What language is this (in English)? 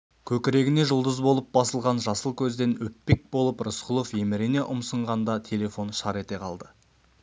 Kazakh